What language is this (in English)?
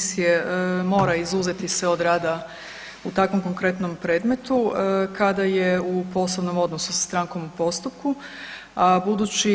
Croatian